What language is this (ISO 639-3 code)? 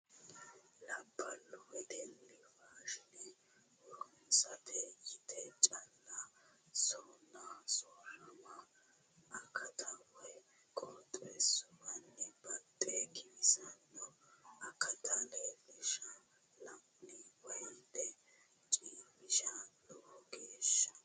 sid